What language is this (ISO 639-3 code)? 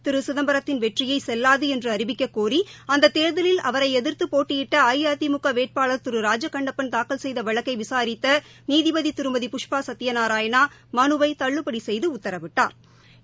tam